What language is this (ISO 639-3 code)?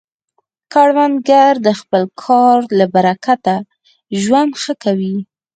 pus